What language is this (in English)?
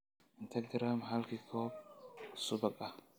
Somali